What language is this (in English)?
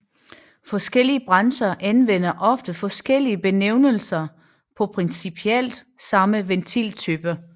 Danish